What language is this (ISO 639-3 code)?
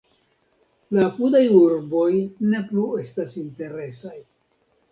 epo